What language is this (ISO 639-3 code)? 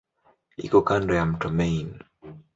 swa